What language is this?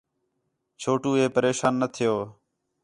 Khetrani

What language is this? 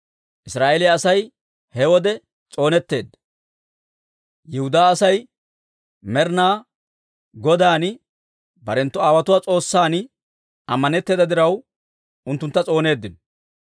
Dawro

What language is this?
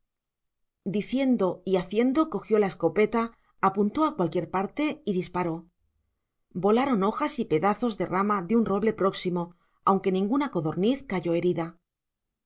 Spanish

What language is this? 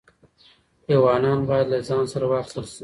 Pashto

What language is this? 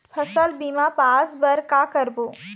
Chhattisgarhi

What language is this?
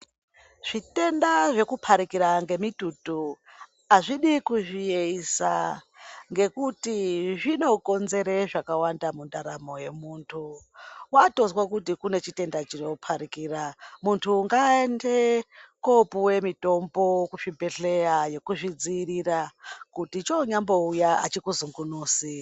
Ndau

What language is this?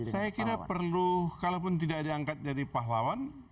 Indonesian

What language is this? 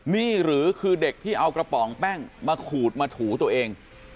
Thai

